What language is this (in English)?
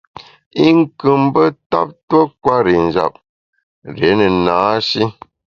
Bamun